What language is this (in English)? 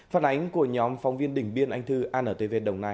Vietnamese